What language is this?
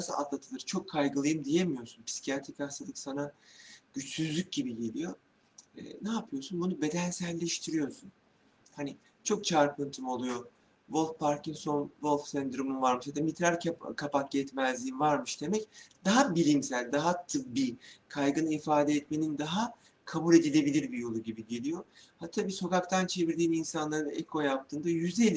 Turkish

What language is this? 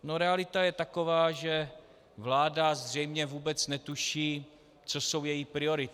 Czech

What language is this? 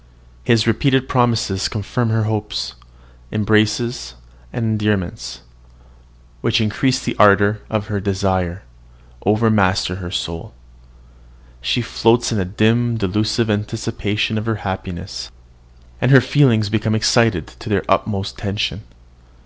English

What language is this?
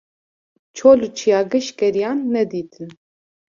Kurdish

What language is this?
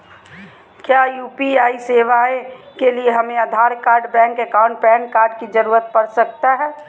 Magahi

